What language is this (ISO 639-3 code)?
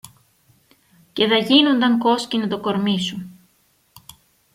ell